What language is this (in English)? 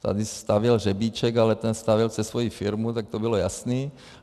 Czech